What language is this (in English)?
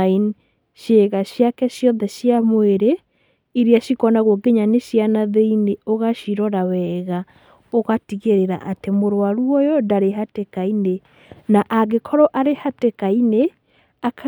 Kikuyu